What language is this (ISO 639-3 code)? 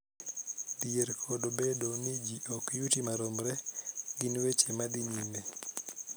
luo